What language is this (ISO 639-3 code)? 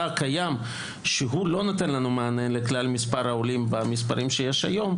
heb